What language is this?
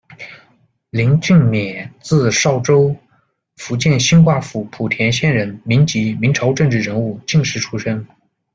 Chinese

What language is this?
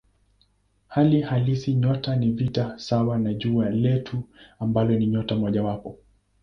Swahili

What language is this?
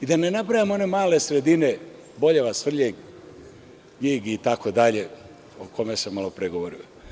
Serbian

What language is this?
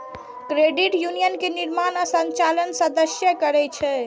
Maithili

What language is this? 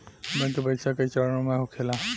Bhojpuri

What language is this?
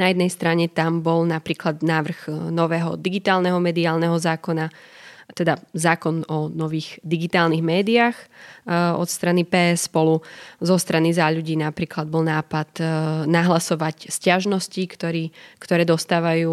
Slovak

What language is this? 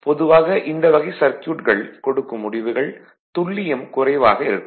Tamil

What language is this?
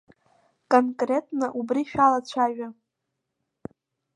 Abkhazian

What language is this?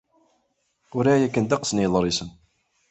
Kabyle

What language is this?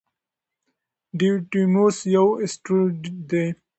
Pashto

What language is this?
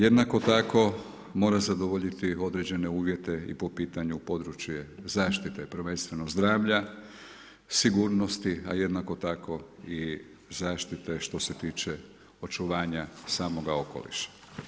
Croatian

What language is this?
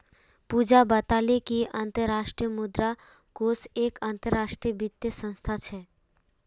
Magahi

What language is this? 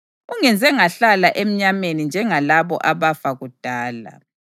North Ndebele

